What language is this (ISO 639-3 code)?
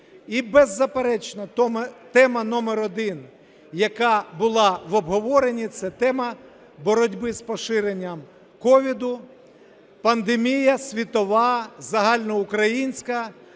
ukr